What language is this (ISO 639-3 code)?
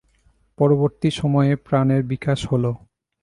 ben